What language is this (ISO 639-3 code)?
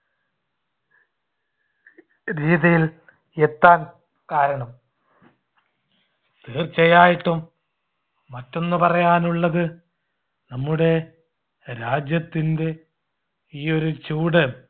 mal